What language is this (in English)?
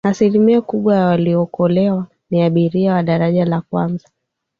Swahili